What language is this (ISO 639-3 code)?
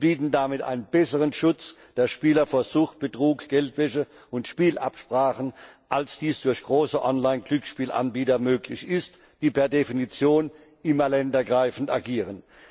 deu